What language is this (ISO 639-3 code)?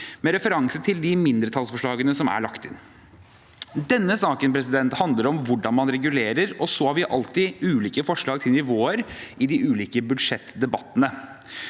nor